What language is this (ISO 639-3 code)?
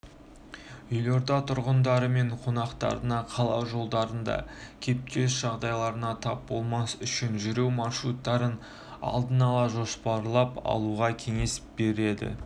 kaz